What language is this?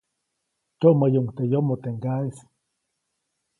Copainalá Zoque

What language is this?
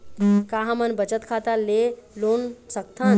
Chhattisgarhi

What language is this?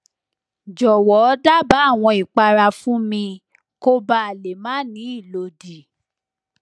Yoruba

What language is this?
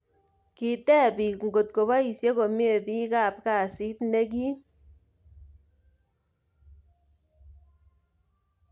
Kalenjin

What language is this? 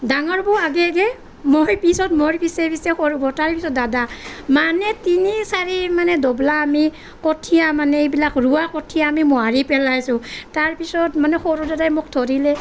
Assamese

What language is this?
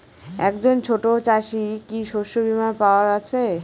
Bangla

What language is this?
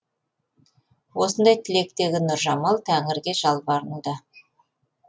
Kazakh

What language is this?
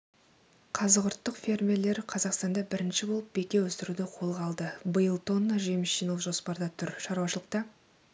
Kazakh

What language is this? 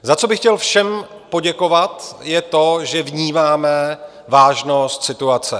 Czech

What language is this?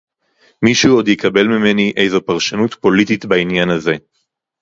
Hebrew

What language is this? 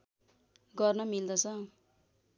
Nepali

